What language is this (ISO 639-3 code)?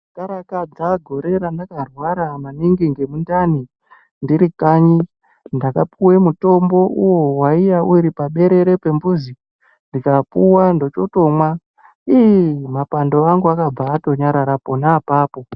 ndc